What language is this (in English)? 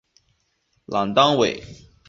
Chinese